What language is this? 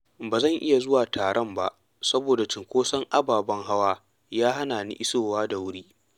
Hausa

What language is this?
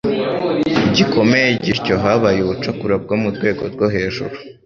Kinyarwanda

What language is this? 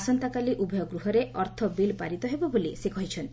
Odia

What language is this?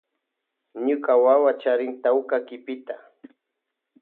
Loja Highland Quichua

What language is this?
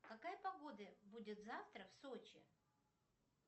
Russian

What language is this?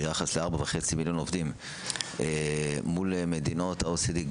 Hebrew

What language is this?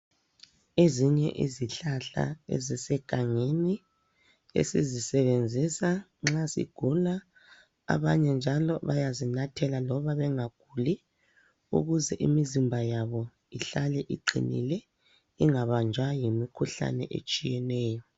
North Ndebele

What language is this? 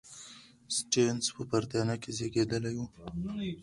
Pashto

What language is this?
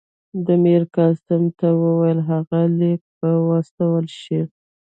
Pashto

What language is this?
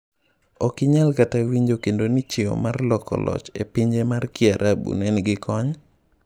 Luo (Kenya and Tanzania)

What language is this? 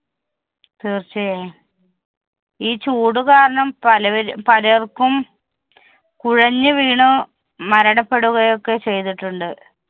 Malayalam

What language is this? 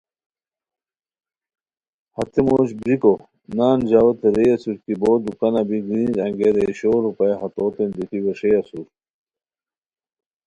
Khowar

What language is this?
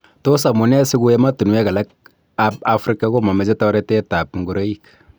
Kalenjin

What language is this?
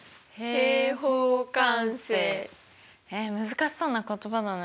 Japanese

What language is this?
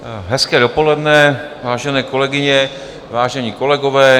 Czech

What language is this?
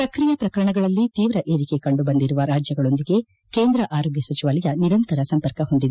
Kannada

